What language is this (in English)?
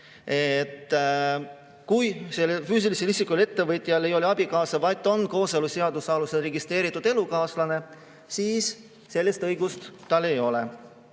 Estonian